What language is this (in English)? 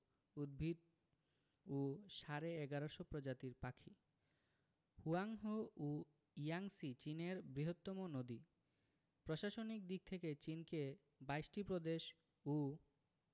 Bangla